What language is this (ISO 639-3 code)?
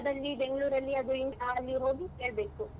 kan